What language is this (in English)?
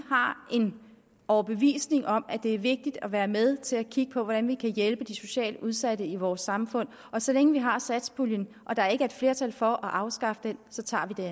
Danish